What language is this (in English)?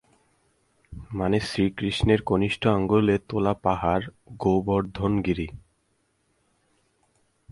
Bangla